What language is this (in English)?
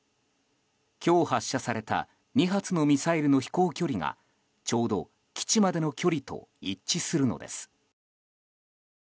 Japanese